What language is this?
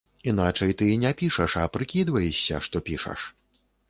Belarusian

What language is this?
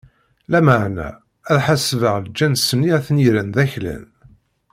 Kabyle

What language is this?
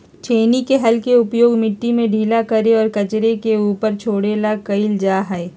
Magahi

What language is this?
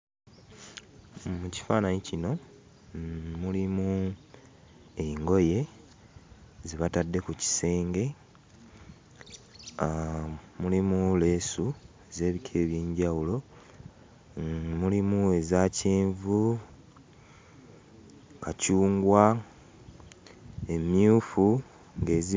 Ganda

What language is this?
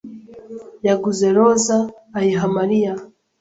Kinyarwanda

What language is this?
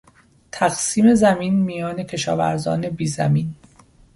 Persian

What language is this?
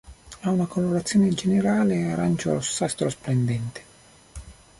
Italian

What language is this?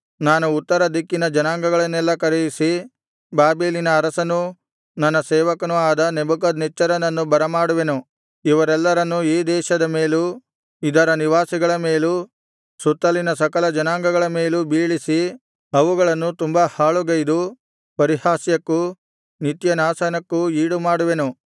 Kannada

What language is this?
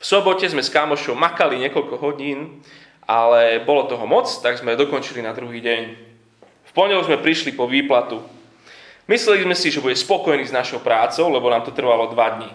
Slovak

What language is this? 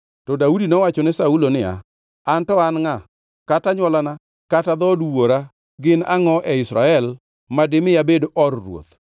Luo (Kenya and Tanzania)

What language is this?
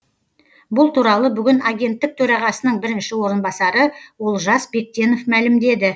Kazakh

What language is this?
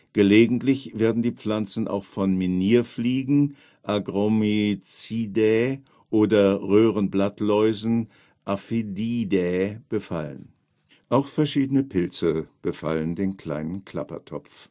German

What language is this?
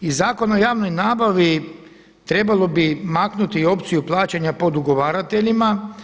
Croatian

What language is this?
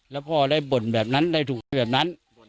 Thai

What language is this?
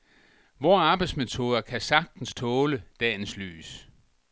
Danish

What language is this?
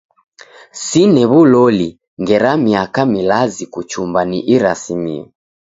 Taita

